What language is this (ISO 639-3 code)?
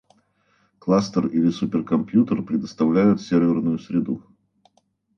rus